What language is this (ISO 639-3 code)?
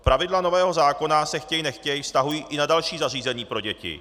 ces